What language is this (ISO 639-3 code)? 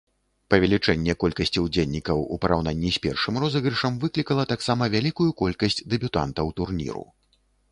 bel